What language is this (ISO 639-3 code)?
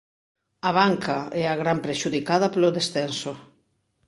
glg